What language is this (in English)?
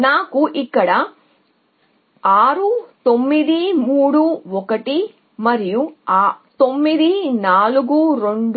Telugu